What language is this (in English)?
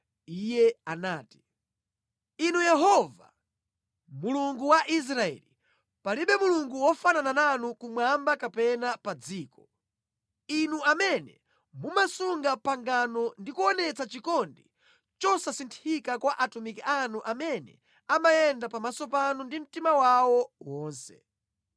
Nyanja